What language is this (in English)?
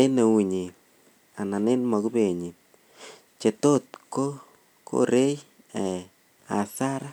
Kalenjin